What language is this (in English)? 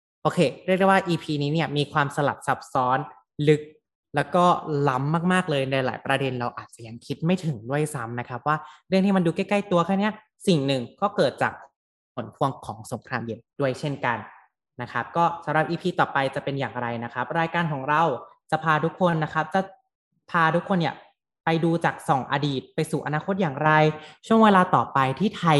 Thai